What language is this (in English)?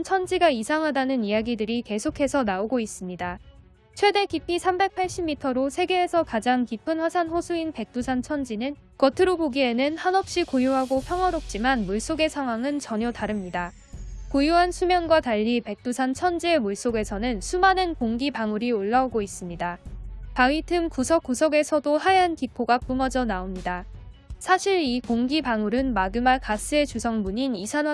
Korean